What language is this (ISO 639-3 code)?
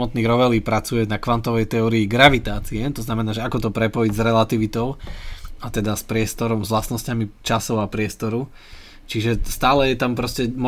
slk